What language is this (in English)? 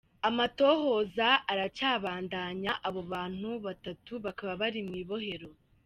Kinyarwanda